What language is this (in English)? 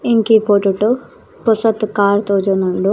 Tulu